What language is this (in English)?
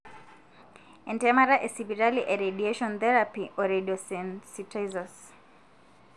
Masai